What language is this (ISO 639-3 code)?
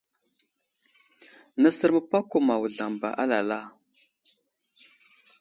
udl